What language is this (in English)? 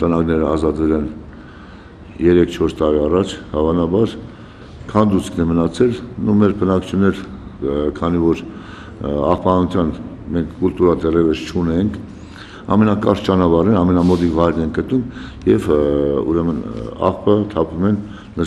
Turkish